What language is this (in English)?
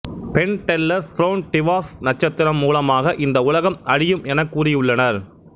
Tamil